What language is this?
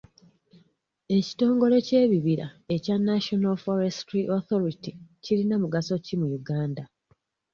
Ganda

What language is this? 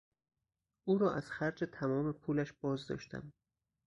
Persian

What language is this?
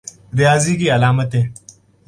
Urdu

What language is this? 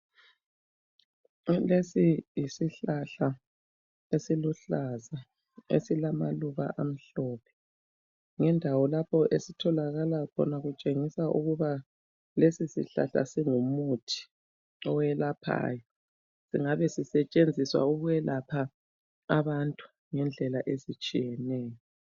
North Ndebele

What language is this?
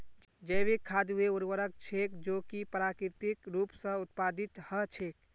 Magahi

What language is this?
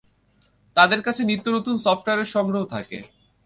Bangla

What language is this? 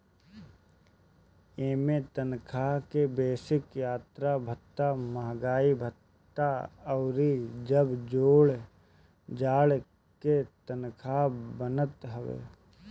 Bhojpuri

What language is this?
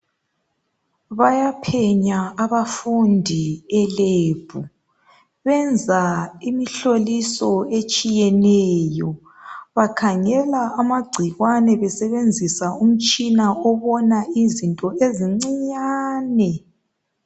North Ndebele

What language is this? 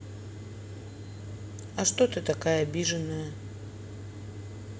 Russian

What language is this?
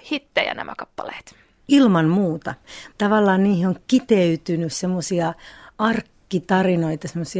Finnish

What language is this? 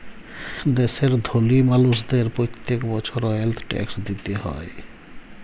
Bangla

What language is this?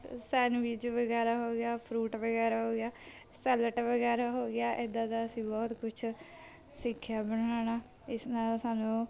Punjabi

